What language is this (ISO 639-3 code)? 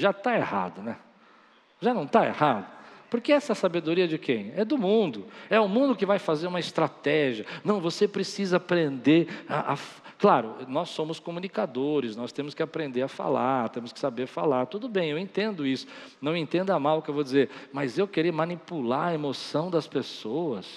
por